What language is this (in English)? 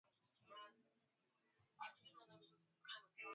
Swahili